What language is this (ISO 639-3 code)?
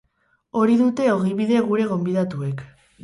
eus